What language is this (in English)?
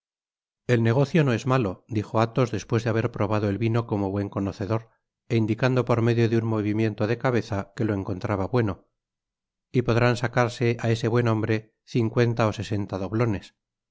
Spanish